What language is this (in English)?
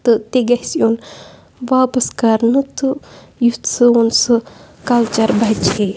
Kashmiri